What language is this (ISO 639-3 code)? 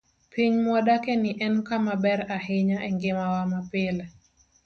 luo